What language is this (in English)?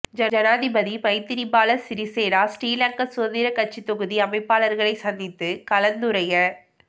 Tamil